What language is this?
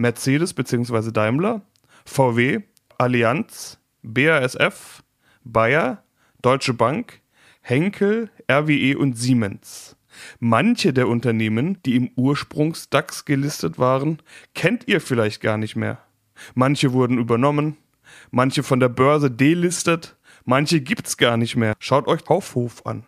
German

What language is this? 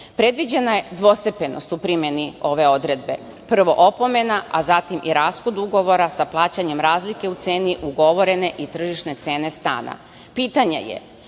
Serbian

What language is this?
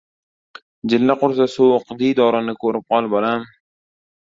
Uzbek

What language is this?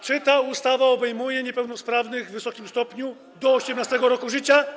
Polish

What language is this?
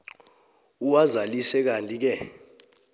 South Ndebele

